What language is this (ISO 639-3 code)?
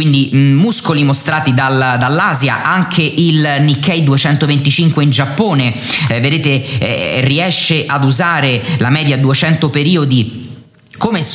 ita